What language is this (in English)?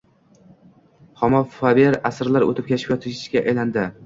Uzbek